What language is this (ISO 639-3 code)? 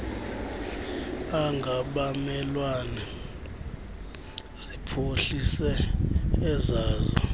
xho